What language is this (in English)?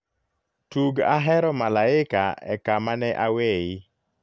Luo (Kenya and Tanzania)